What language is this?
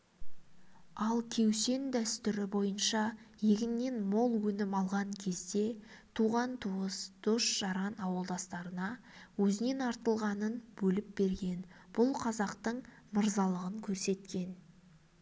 Kazakh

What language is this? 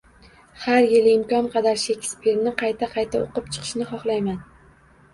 Uzbek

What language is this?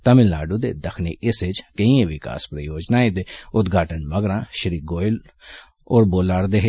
Dogri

